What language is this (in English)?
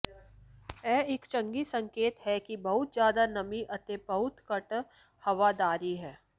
Punjabi